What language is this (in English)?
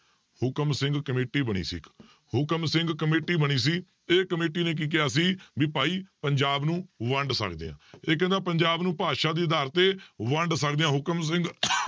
Punjabi